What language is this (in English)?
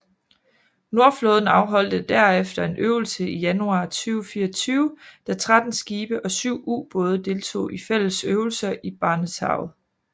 Danish